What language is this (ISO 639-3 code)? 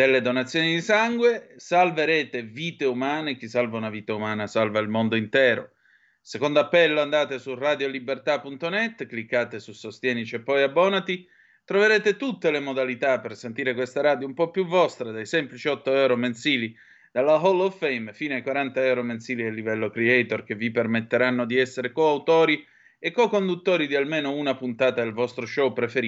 ita